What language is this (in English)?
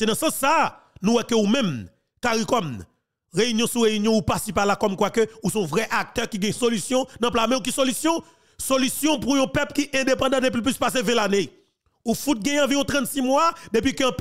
French